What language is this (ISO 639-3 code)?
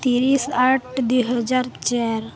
ori